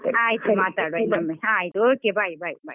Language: Kannada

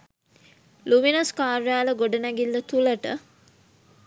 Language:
Sinhala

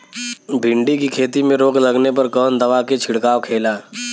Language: Bhojpuri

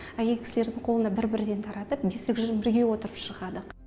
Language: Kazakh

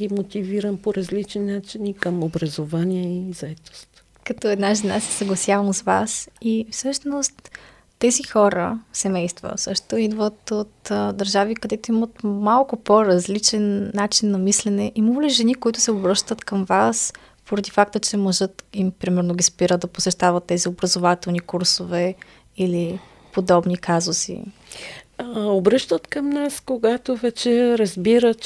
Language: Bulgarian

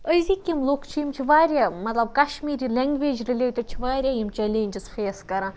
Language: Kashmiri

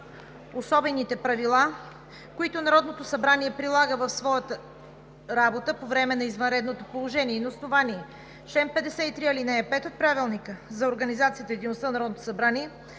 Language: Bulgarian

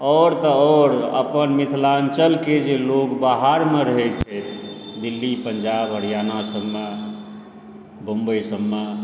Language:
Maithili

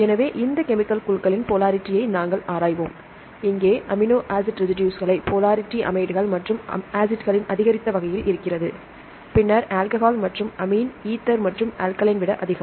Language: Tamil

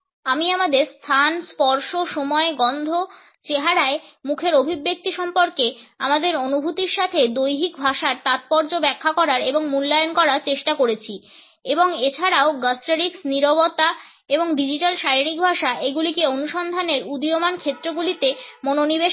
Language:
Bangla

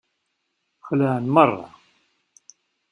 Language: Kabyle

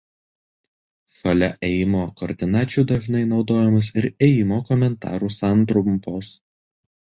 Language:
Lithuanian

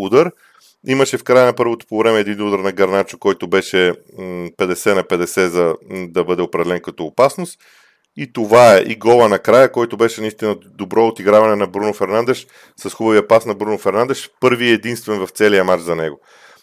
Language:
Bulgarian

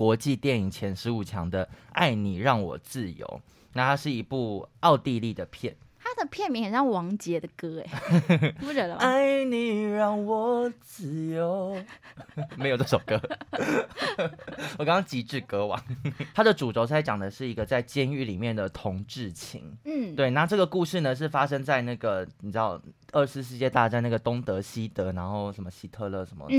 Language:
Chinese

